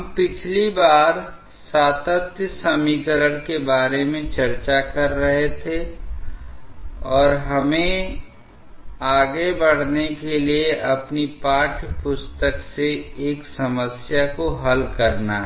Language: Hindi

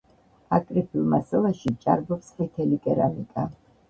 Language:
Georgian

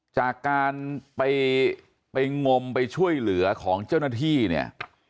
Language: Thai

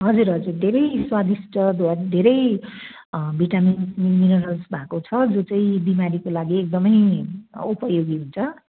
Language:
Nepali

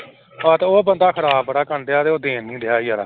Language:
Punjabi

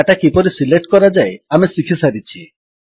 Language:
Odia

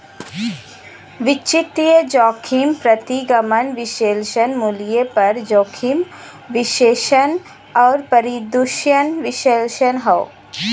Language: Bhojpuri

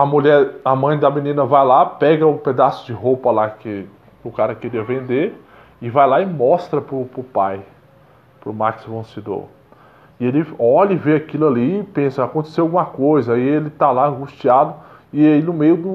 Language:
Portuguese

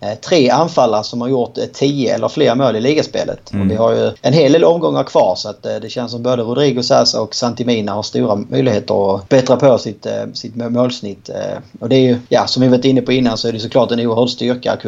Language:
Swedish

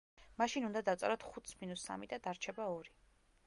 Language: Georgian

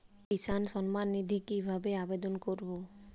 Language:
Bangla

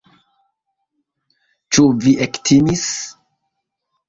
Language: Esperanto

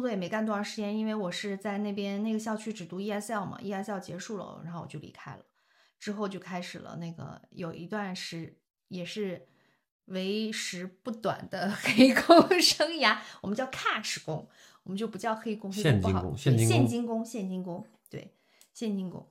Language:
Chinese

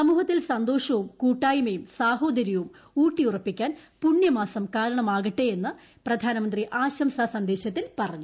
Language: Malayalam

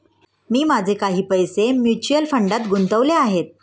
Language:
Marathi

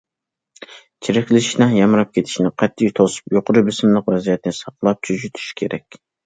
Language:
Uyghur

